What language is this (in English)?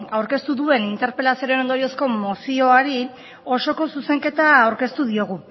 Basque